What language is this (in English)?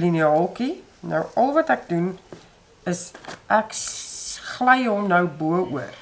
Dutch